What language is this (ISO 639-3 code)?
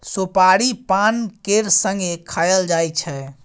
mai